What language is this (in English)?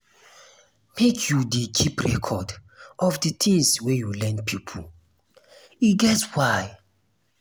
Nigerian Pidgin